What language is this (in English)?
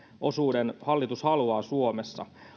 Finnish